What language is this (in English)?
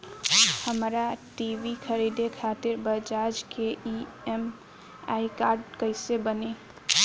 Bhojpuri